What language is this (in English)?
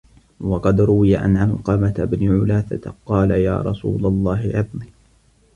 Arabic